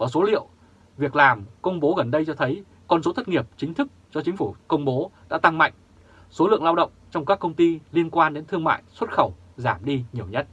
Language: Vietnamese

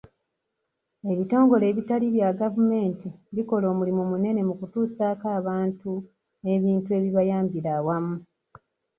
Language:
Ganda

